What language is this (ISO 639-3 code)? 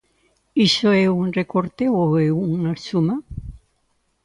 glg